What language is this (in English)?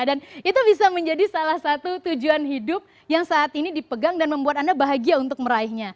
Indonesian